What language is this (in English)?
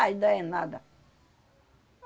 Portuguese